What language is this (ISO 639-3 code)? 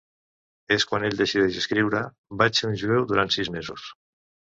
cat